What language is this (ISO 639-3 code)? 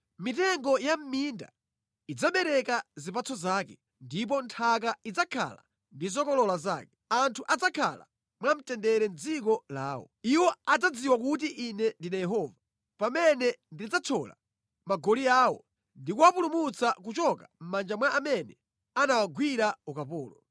nya